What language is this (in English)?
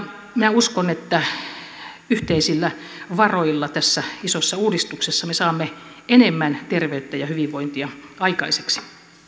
Finnish